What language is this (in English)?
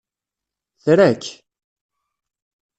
Kabyle